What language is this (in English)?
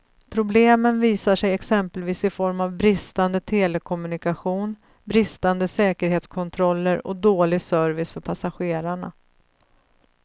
Swedish